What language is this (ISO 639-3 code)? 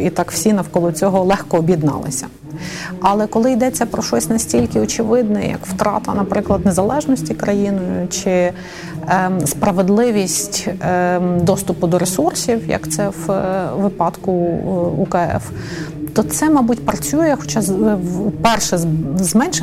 ukr